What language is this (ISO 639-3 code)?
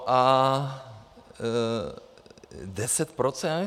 ces